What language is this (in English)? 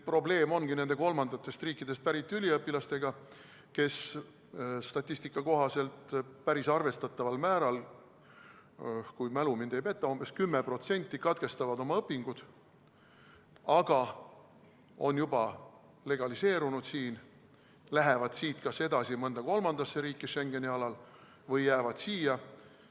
Estonian